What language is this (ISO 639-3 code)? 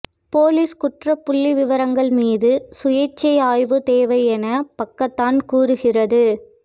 tam